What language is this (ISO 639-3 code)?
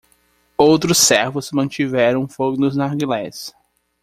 por